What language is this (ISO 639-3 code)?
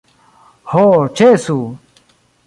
epo